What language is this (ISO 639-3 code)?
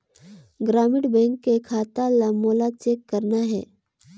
hne